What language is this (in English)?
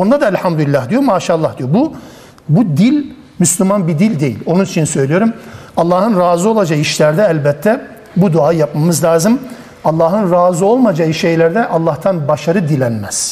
Turkish